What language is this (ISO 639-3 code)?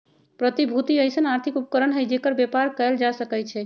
mag